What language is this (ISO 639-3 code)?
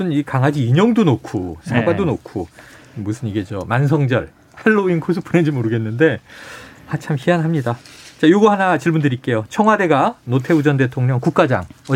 kor